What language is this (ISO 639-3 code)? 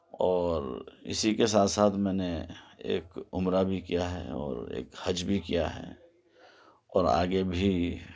urd